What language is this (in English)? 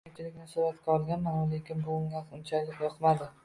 Uzbek